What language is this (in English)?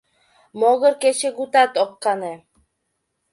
Mari